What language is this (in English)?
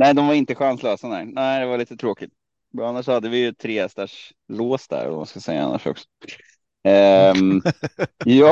Swedish